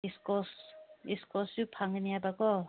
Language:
Manipuri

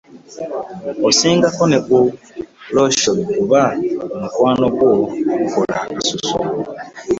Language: Ganda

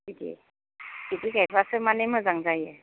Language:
Bodo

